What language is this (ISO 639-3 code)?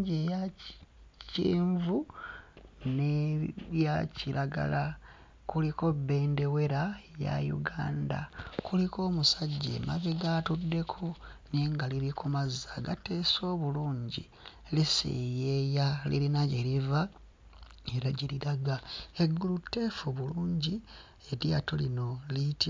lug